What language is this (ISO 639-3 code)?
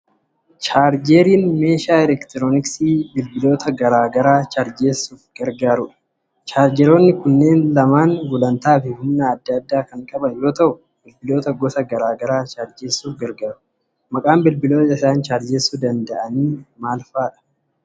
orm